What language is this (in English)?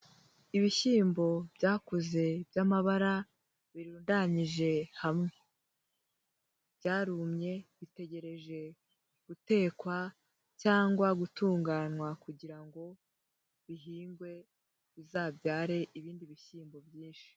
Kinyarwanda